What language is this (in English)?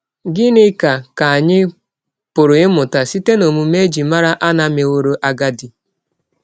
Igbo